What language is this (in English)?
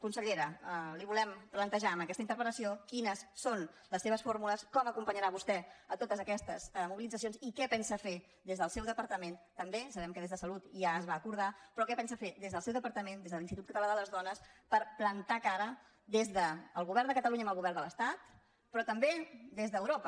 Catalan